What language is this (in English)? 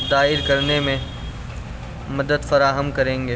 Urdu